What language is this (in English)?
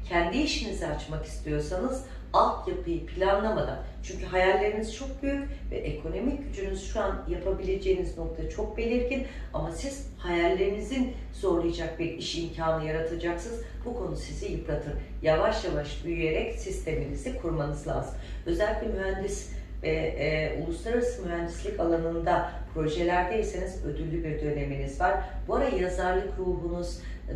Turkish